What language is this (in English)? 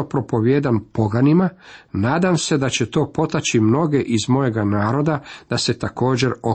Croatian